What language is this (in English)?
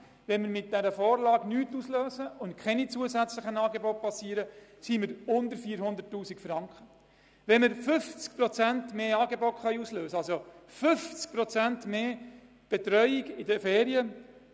Swiss German